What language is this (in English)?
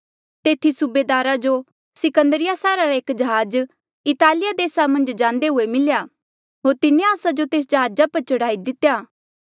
Mandeali